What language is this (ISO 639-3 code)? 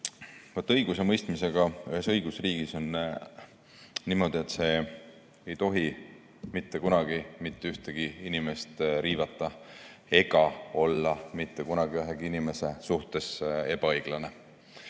est